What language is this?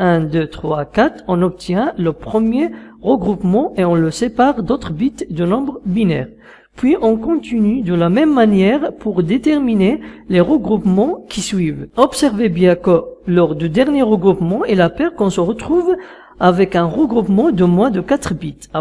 French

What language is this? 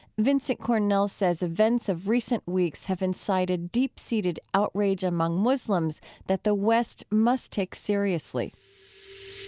English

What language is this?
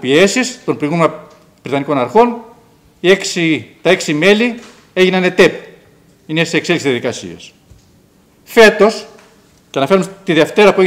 Greek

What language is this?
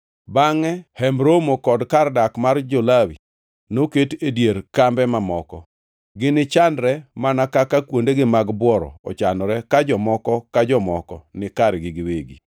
Luo (Kenya and Tanzania)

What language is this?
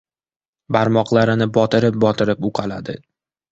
Uzbek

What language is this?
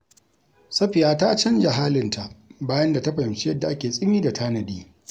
Hausa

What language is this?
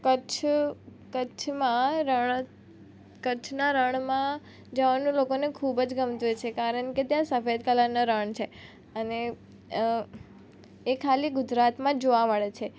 Gujarati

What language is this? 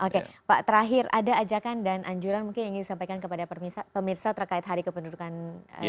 Indonesian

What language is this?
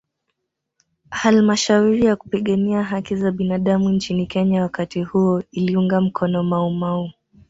Swahili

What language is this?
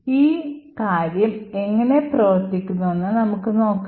Malayalam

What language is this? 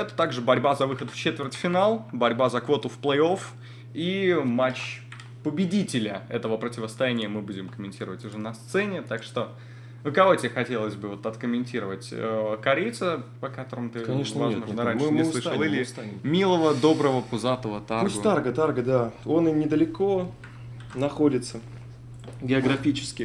Russian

